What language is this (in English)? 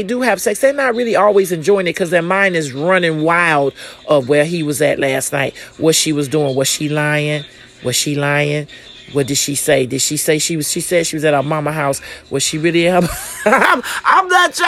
English